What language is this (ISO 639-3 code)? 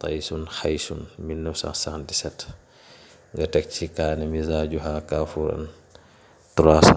tur